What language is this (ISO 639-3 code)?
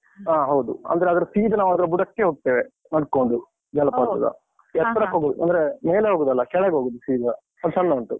kan